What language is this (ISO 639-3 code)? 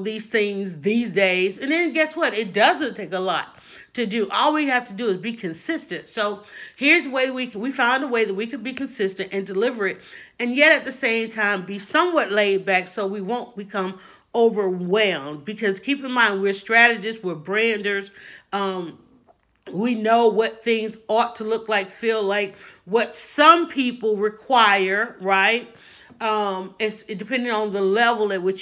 eng